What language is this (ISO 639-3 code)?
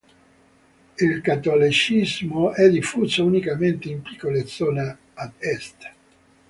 ita